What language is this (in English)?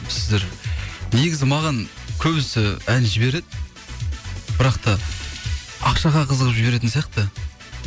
Kazakh